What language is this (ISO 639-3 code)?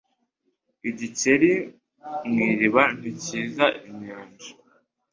kin